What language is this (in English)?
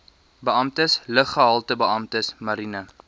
Afrikaans